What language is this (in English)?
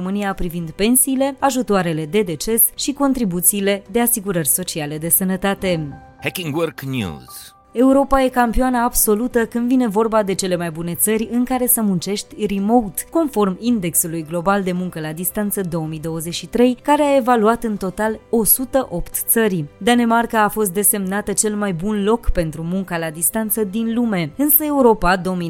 Romanian